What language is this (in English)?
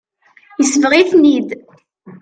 Kabyle